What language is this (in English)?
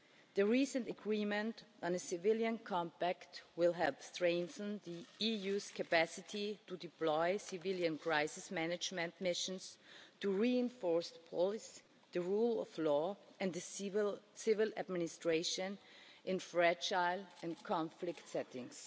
English